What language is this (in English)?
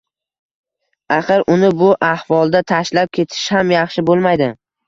Uzbek